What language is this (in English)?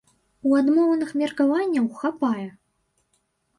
Belarusian